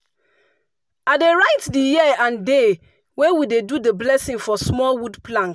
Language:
Nigerian Pidgin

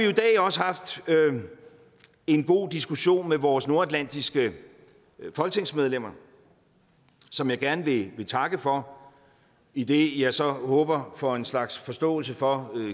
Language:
Danish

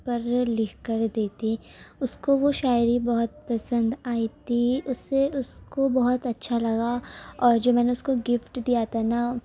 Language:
Urdu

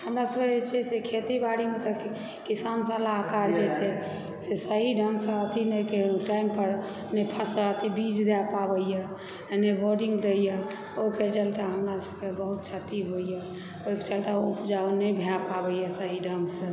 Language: Maithili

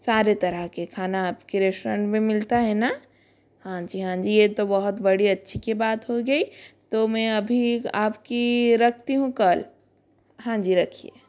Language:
Hindi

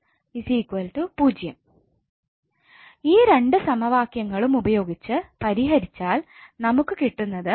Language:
Malayalam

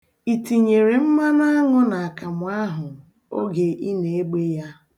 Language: Igbo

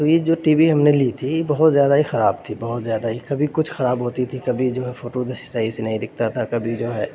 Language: Urdu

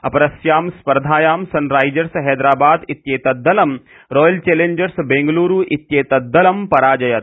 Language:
Sanskrit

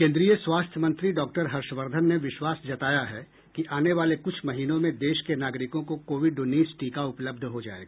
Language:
Hindi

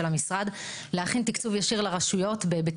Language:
Hebrew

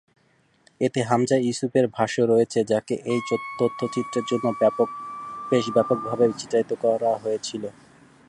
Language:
Bangla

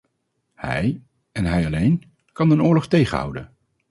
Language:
Dutch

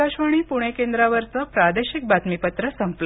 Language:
Marathi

